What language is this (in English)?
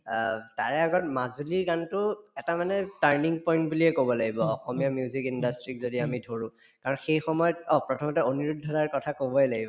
Assamese